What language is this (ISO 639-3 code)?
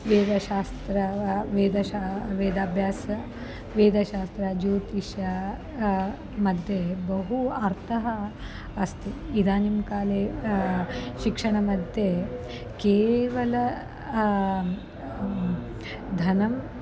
san